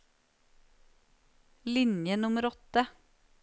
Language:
Norwegian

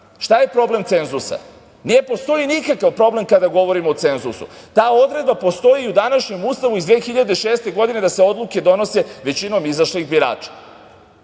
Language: Serbian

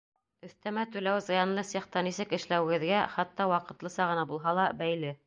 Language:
Bashkir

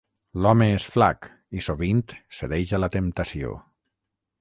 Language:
Catalan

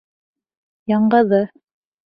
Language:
Bashkir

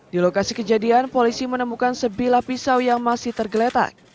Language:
Indonesian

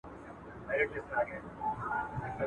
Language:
Pashto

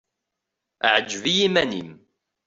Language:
Kabyle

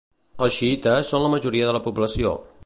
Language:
Catalan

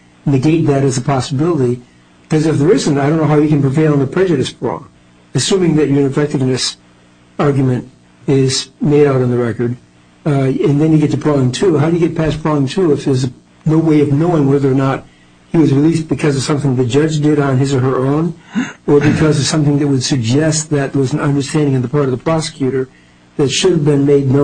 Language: English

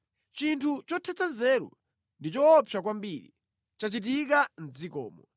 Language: Nyanja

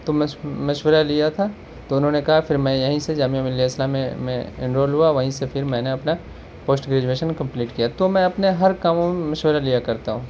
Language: Urdu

